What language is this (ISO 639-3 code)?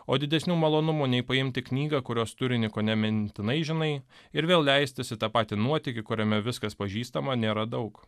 lit